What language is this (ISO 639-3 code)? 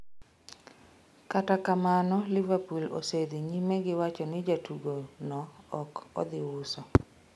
luo